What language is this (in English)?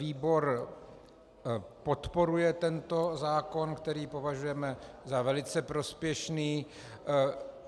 Czech